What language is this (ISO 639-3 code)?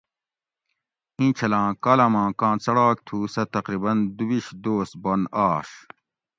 gwc